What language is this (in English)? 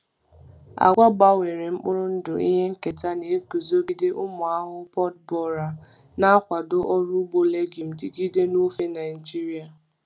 Igbo